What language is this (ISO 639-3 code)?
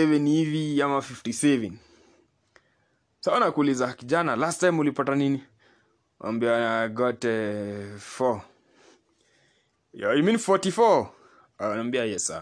swa